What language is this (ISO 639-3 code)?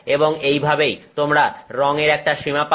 ben